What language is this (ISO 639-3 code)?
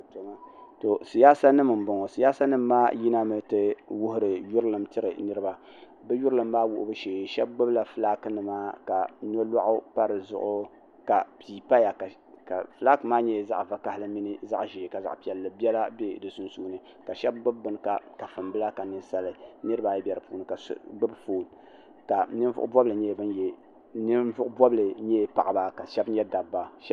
dag